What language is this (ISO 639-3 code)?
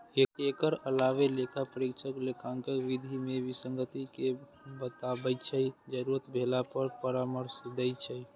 mai